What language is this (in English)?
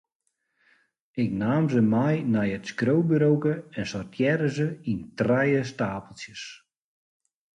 Western Frisian